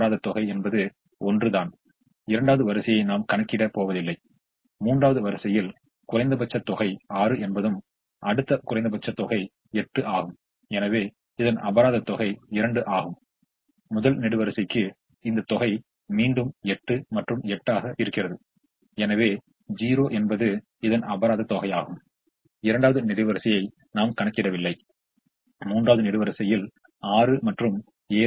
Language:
Tamil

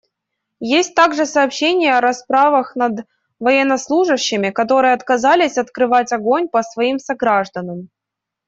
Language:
Russian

